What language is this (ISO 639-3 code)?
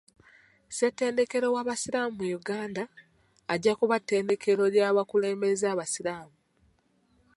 lug